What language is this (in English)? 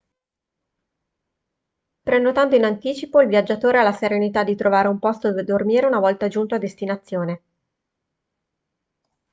Italian